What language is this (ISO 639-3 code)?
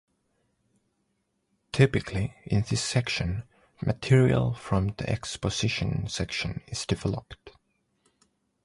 eng